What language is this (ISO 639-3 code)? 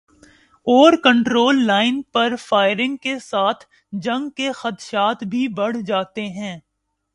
urd